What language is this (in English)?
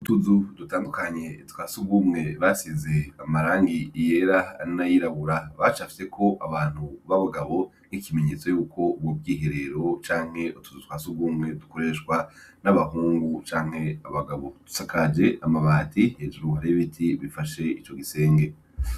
Rundi